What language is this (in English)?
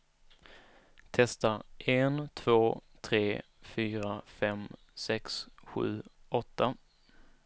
Swedish